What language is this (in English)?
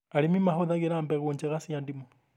Kikuyu